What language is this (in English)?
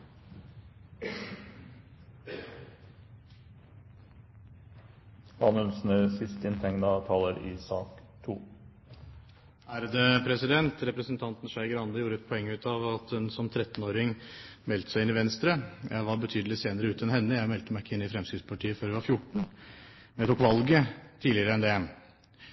Norwegian Bokmål